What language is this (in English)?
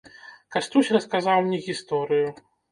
Belarusian